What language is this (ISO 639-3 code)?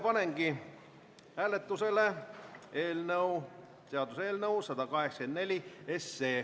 est